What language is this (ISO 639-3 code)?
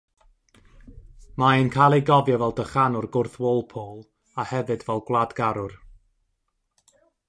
cym